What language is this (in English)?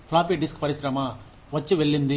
Telugu